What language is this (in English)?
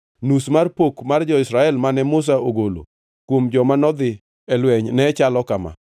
Luo (Kenya and Tanzania)